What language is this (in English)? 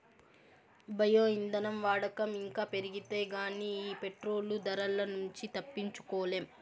Telugu